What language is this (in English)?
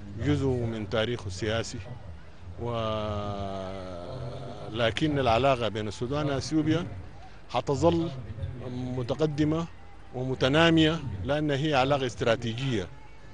Arabic